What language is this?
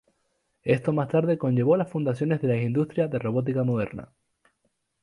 Spanish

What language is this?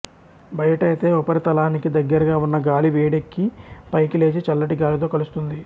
Telugu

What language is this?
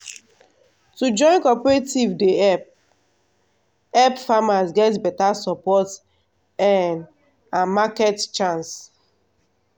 Nigerian Pidgin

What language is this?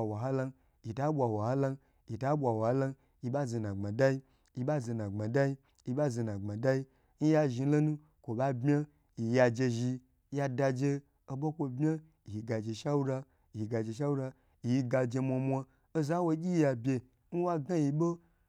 Gbagyi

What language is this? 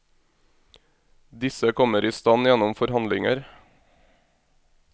Norwegian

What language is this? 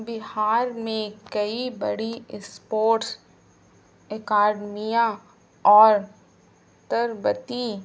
Urdu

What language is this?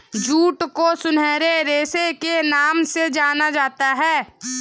Hindi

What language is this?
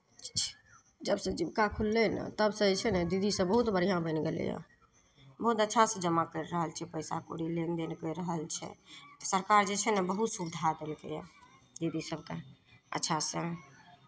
Maithili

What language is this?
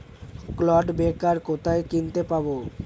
Bangla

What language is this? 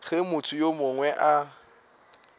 Northern Sotho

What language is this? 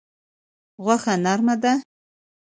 Pashto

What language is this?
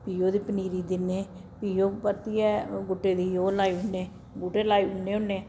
Dogri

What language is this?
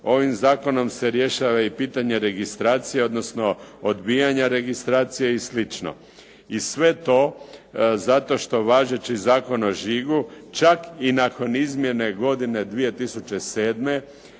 Croatian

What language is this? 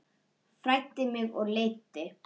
Icelandic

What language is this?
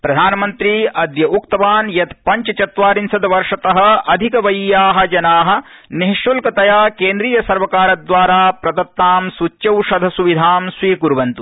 Sanskrit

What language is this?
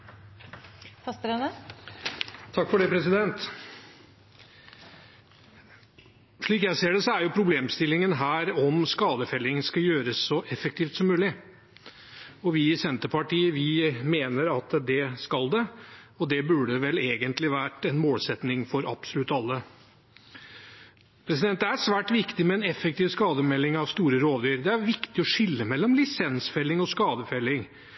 Norwegian Bokmål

